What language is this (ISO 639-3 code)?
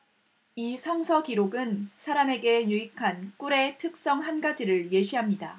kor